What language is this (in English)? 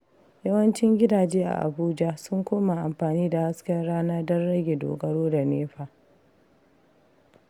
Hausa